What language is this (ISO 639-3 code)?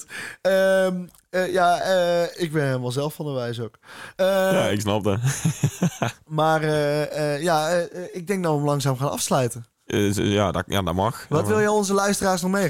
nld